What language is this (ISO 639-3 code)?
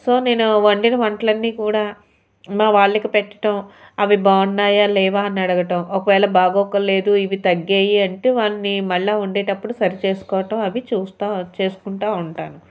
tel